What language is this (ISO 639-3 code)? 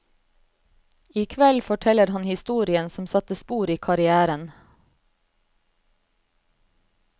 nor